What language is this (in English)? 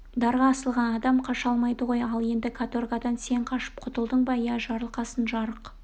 Kazakh